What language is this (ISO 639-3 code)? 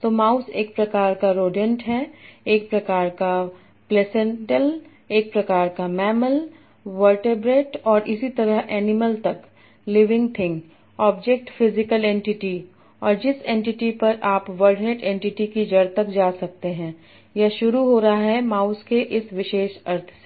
hin